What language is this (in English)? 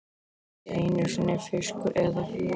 Icelandic